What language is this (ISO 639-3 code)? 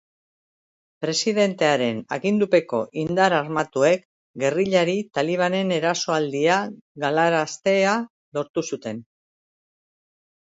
eus